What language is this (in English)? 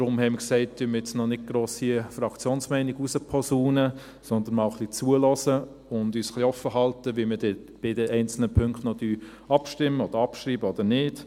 Swiss German